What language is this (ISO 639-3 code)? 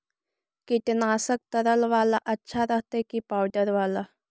mag